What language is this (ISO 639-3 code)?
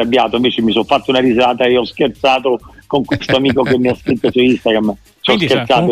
ita